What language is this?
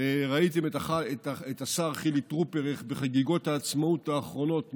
Hebrew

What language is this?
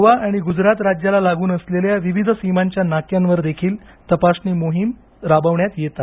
Marathi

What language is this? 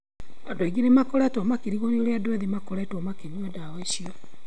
Kikuyu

